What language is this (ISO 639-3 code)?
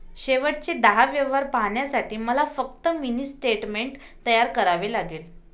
mar